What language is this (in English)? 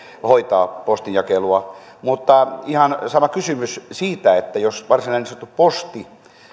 Finnish